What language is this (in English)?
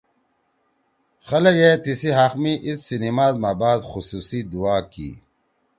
Torwali